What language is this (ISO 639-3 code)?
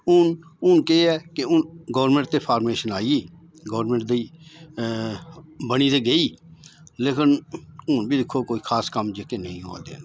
doi